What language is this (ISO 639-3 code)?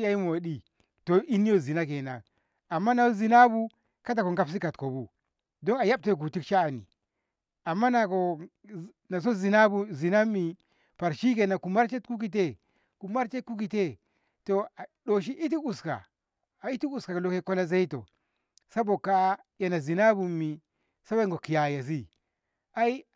nbh